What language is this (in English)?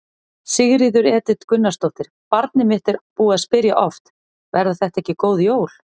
Icelandic